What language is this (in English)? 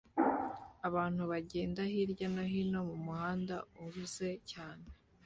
Kinyarwanda